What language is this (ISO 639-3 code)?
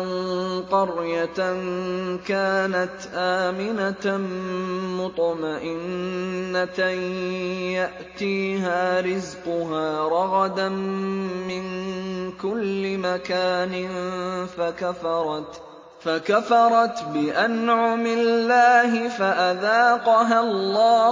ara